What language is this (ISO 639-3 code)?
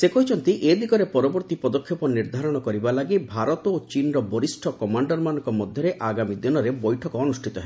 ori